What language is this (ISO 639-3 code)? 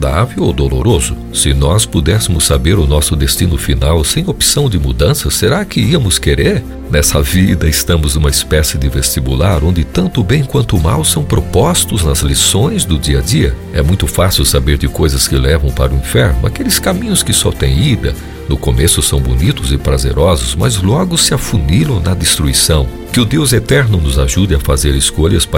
por